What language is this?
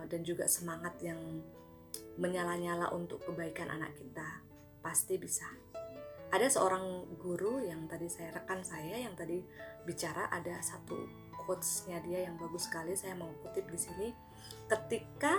Indonesian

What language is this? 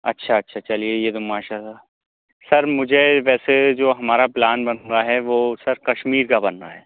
Urdu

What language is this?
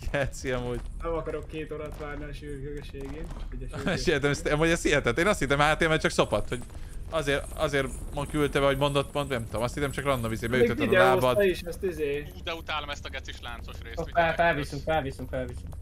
Hungarian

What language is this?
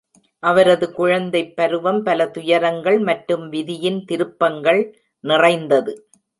Tamil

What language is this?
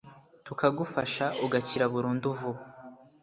Kinyarwanda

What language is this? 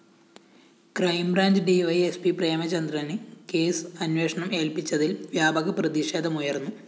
Malayalam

